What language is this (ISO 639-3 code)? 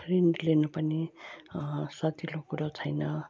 nep